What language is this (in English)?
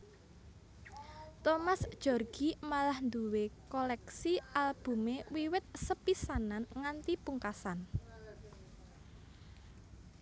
Javanese